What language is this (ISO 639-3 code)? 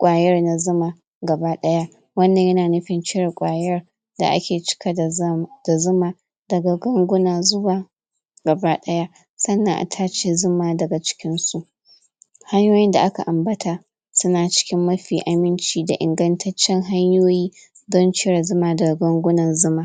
hau